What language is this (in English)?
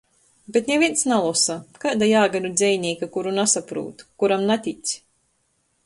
Latgalian